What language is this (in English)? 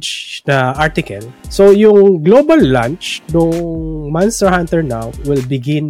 Filipino